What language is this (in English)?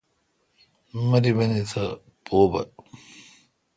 Kalkoti